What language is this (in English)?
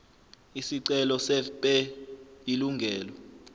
Zulu